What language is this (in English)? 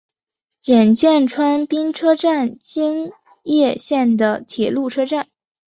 Chinese